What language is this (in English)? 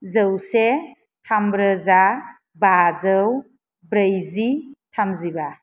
Bodo